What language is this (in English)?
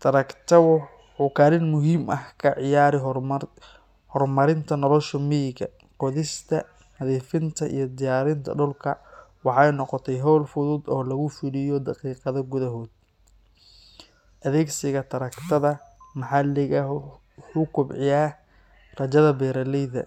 Somali